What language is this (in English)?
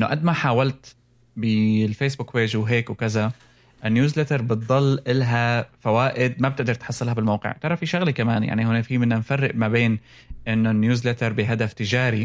Arabic